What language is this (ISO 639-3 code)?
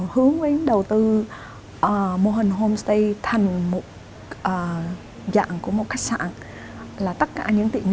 vie